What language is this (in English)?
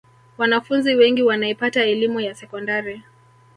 Swahili